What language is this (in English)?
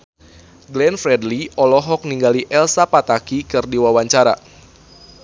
Sundanese